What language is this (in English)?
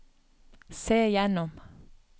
Norwegian